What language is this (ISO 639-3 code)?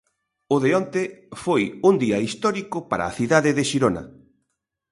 glg